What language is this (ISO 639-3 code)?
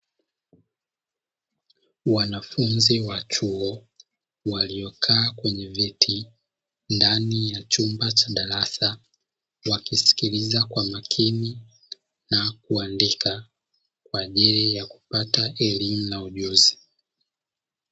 swa